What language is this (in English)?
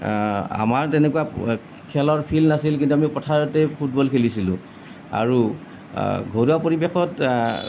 Assamese